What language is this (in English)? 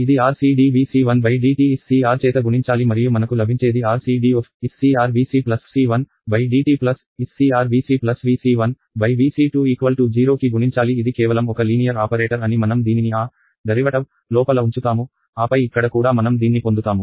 Telugu